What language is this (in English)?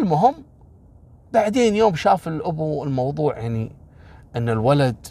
Arabic